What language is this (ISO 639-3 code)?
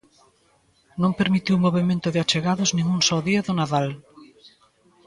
glg